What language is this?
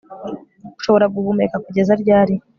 Kinyarwanda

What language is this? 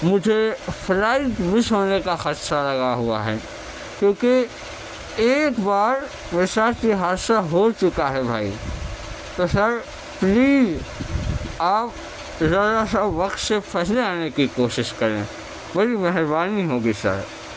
Urdu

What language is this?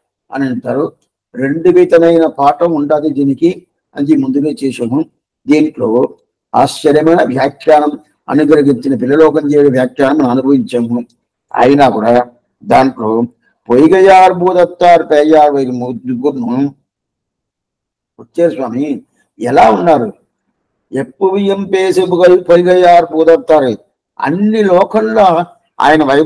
Telugu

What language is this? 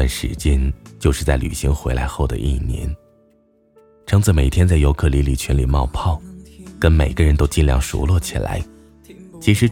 Chinese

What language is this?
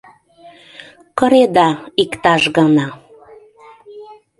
Mari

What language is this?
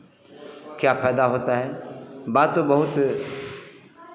Hindi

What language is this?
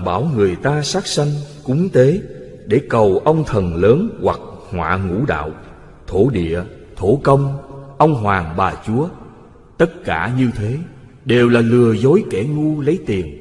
Vietnamese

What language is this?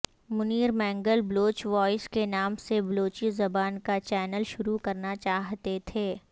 Urdu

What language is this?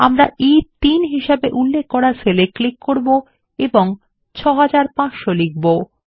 Bangla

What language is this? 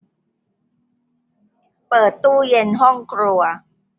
Thai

